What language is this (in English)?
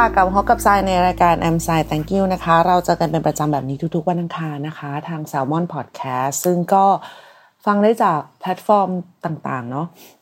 Thai